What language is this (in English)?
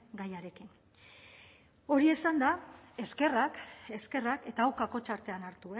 Basque